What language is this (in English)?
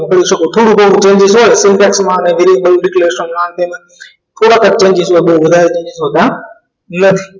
Gujarati